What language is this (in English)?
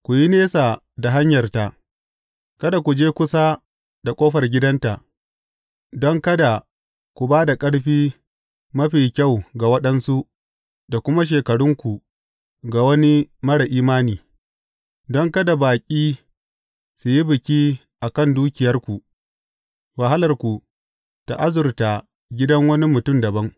Hausa